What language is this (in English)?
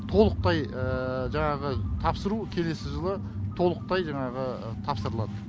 Kazakh